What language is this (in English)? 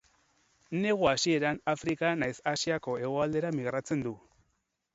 Basque